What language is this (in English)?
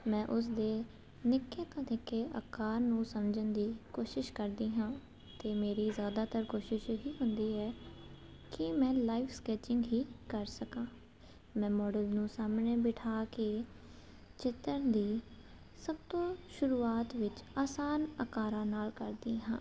Punjabi